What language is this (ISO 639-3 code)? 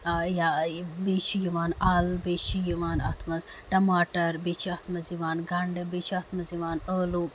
kas